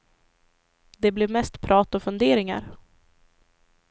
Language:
Swedish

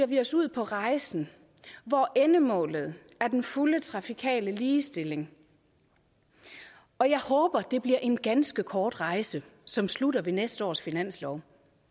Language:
Danish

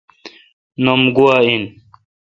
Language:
Kalkoti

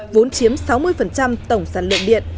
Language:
Vietnamese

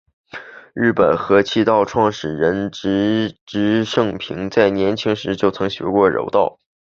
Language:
Chinese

